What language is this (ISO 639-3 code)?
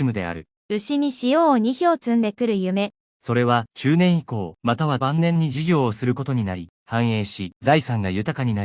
jpn